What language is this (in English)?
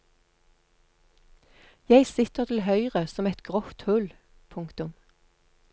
Norwegian